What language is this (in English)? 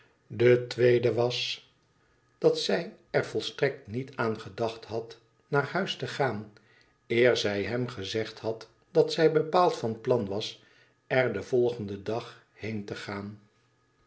Dutch